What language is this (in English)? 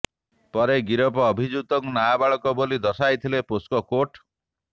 Odia